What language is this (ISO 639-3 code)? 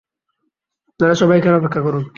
ben